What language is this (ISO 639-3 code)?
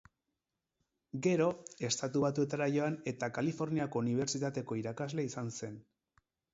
eus